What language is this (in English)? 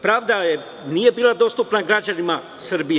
Serbian